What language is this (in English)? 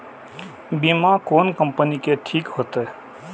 Maithili